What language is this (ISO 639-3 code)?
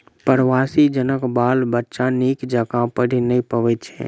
mai